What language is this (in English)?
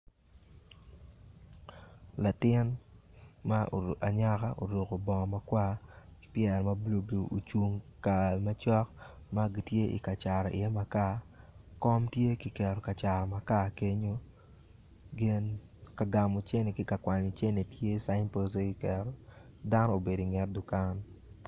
Acoli